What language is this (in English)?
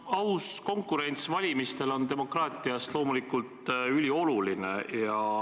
Estonian